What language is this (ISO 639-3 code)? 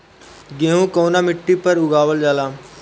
bho